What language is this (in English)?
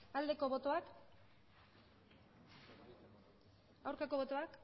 Basque